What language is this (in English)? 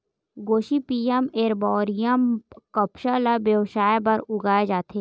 Chhattisgarhi